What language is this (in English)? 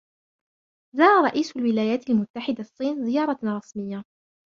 Arabic